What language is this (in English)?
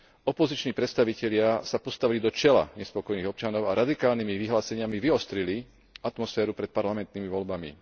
Slovak